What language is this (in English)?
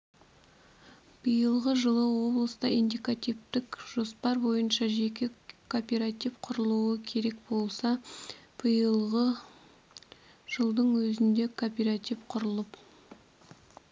Kazakh